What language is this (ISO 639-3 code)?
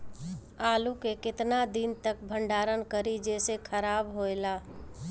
bho